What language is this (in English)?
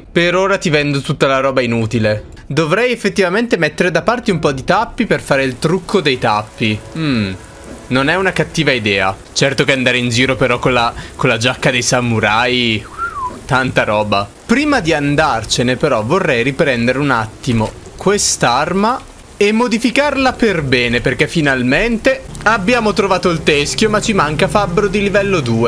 Italian